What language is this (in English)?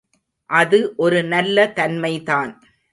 Tamil